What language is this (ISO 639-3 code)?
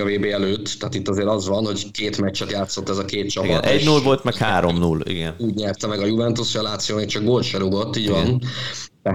hun